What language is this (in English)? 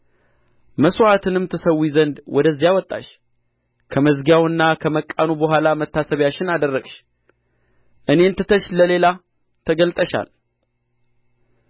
Amharic